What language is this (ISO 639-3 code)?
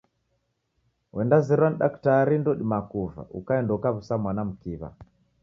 dav